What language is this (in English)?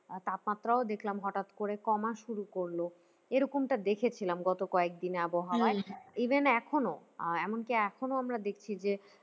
Bangla